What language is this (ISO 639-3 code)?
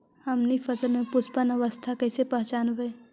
mag